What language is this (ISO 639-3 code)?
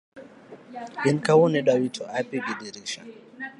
luo